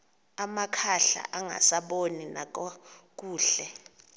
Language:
Xhosa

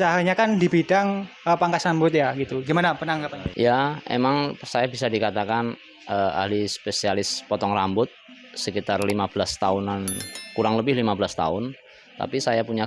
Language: Indonesian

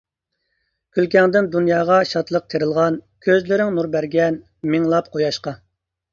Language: Uyghur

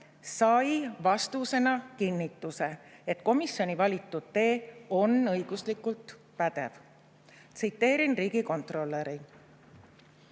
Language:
Estonian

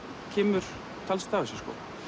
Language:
Icelandic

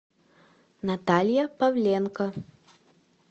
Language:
Russian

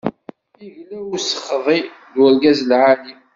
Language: Kabyle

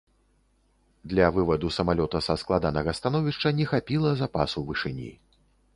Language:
Belarusian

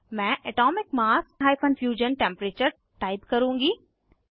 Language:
Hindi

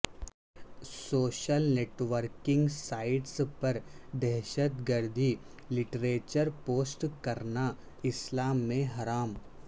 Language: Urdu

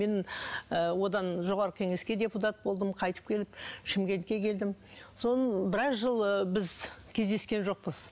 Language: Kazakh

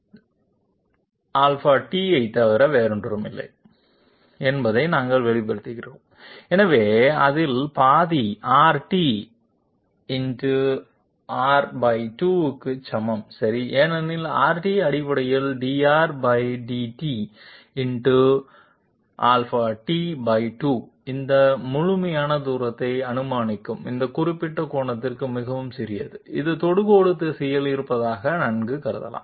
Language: Tamil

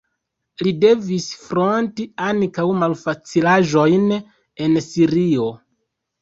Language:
Esperanto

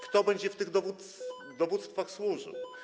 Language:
Polish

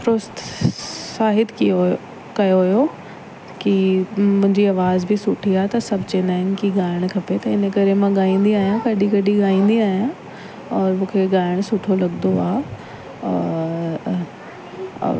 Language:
Sindhi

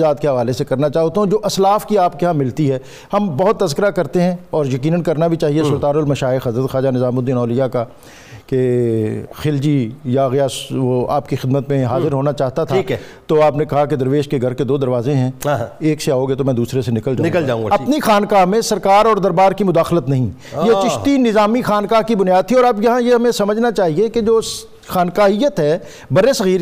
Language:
Urdu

